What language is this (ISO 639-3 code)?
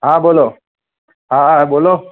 guj